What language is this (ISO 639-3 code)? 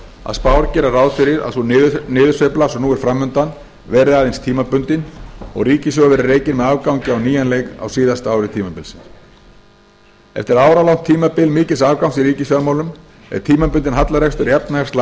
isl